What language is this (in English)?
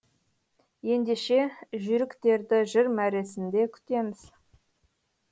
Kazakh